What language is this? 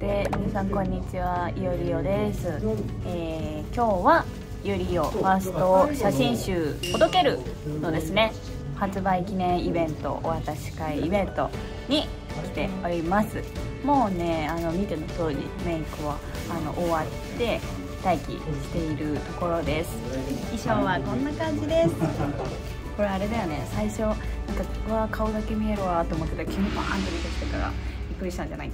Japanese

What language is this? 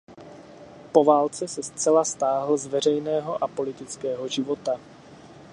Czech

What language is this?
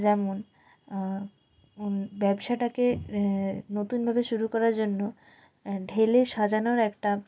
Bangla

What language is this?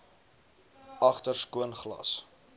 Afrikaans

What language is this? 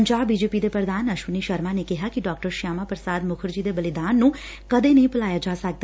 Punjabi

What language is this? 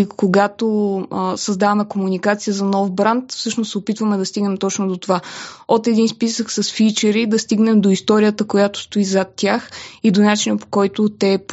Bulgarian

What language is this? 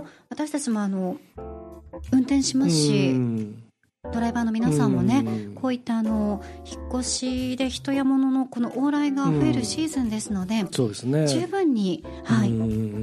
Japanese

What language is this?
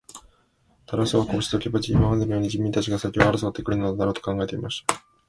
Japanese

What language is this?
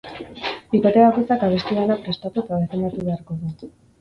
Basque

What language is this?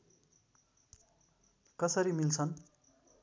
Nepali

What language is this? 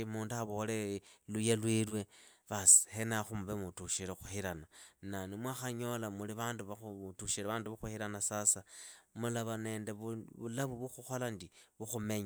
Idakho-Isukha-Tiriki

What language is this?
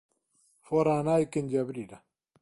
Galician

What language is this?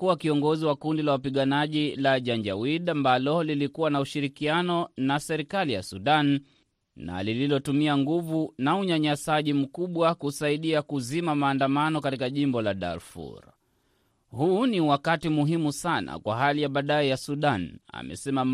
Swahili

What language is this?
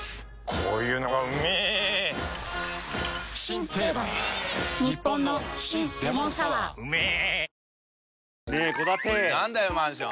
Japanese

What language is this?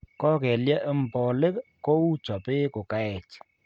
Kalenjin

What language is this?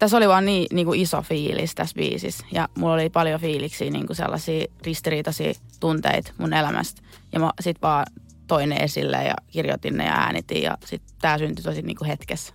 Finnish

